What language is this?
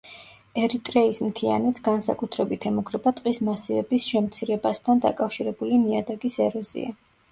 Georgian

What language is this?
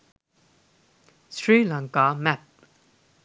Sinhala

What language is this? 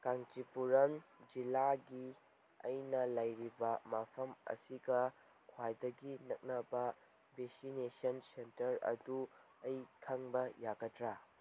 Manipuri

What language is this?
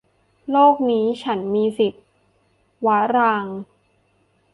Thai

